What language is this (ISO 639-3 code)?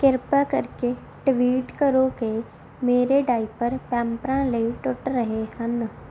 pan